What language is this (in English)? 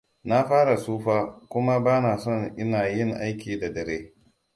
Hausa